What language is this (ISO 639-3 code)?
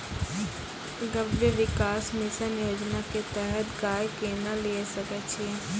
mai